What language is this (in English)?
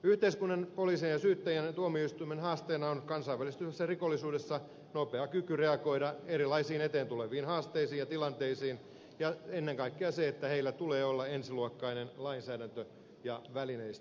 Finnish